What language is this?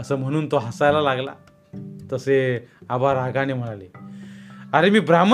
Marathi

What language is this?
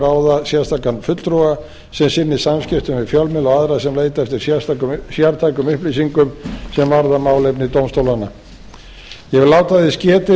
Icelandic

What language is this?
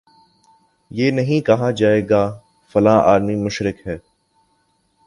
Urdu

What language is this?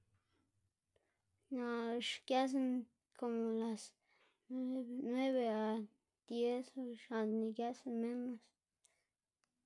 Xanaguía Zapotec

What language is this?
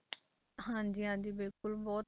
Punjabi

